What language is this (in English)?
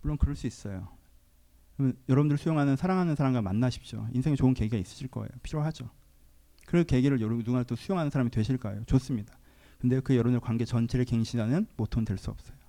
Korean